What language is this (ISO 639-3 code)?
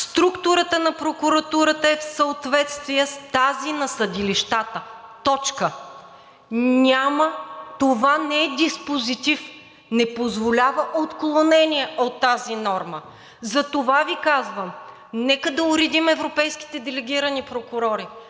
bul